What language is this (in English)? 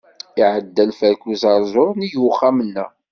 Kabyle